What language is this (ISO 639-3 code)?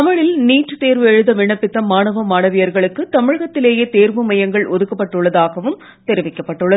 tam